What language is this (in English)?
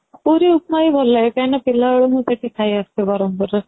Odia